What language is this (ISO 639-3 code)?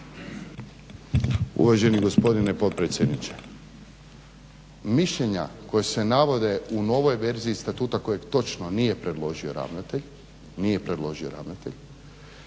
hrv